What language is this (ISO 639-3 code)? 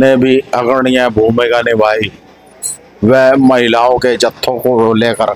hin